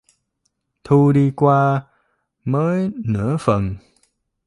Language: Vietnamese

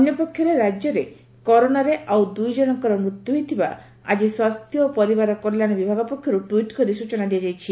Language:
Odia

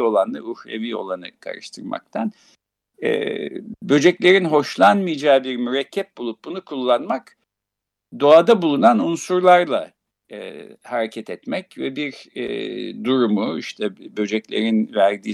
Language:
Turkish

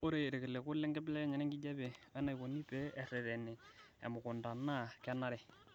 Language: Masai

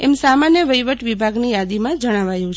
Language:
Gujarati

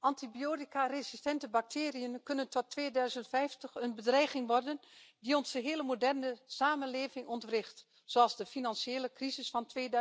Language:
Dutch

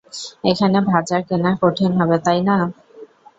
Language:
Bangla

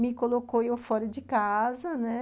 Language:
Portuguese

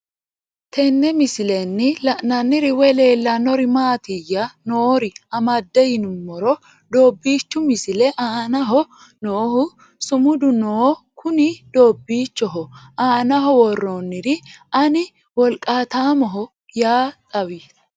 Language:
Sidamo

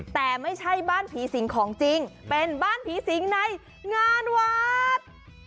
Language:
Thai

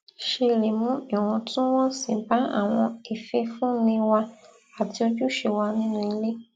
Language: Yoruba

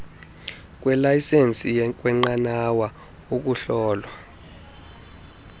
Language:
Xhosa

